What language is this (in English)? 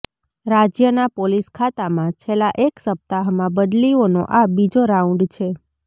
Gujarati